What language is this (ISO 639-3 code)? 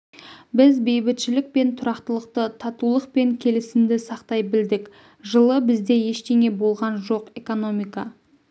kaz